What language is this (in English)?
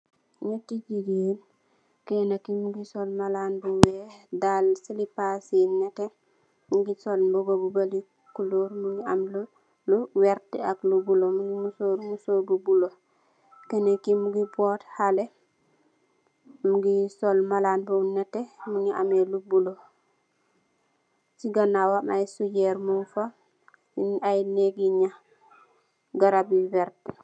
Wolof